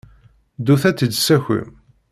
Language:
Kabyle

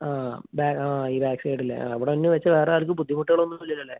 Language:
Malayalam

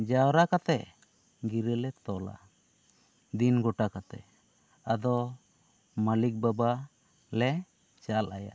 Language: Santali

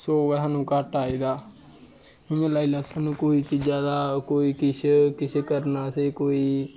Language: Dogri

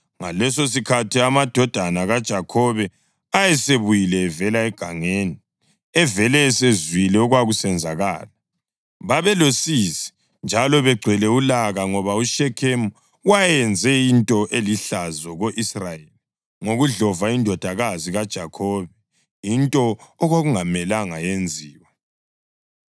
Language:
North Ndebele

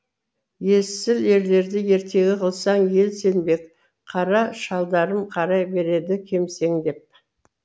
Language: Kazakh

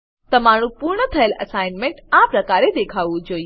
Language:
Gujarati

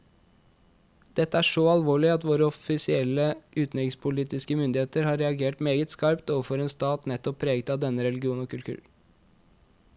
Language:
Norwegian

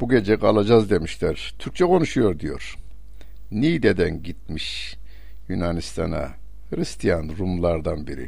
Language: Turkish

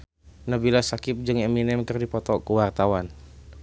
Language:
Sundanese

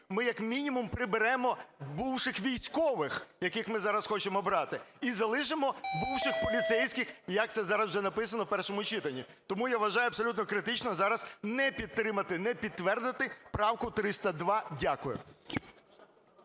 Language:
Ukrainian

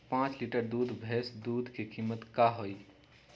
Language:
Magahi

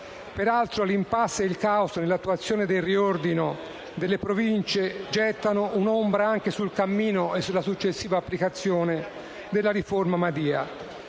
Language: Italian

